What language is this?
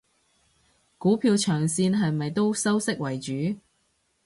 Cantonese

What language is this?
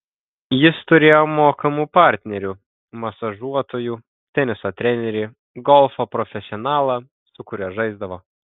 Lithuanian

